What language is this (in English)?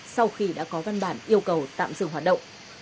Vietnamese